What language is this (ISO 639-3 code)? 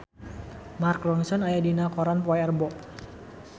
sun